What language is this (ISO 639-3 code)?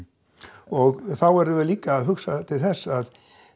isl